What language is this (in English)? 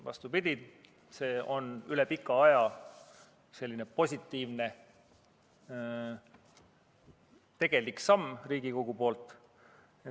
Estonian